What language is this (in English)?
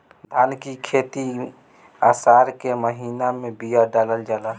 Bhojpuri